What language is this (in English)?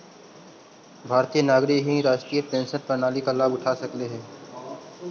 Magahi